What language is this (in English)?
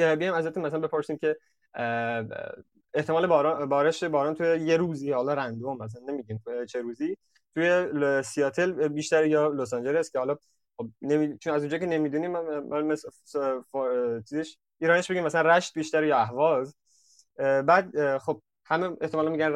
Persian